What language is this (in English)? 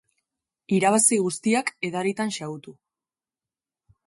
Basque